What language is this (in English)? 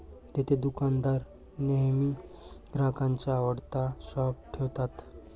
Marathi